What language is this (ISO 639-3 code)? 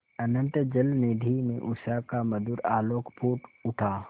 hin